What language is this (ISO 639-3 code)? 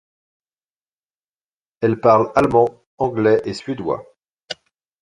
fra